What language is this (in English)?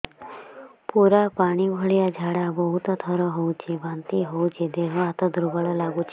Odia